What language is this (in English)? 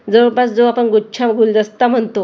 Marathi